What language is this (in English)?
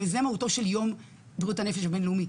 Hebrew